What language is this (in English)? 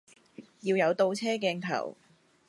Cantonese